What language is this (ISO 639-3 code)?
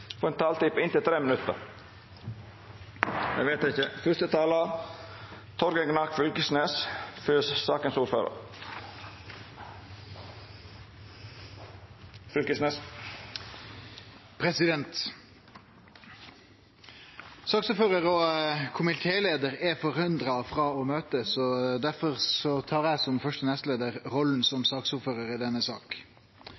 nno